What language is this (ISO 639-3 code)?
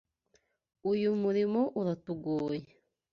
kin